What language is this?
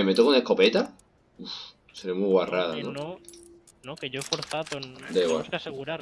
Spanish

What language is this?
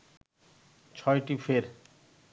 Bangla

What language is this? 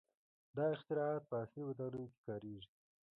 Pashto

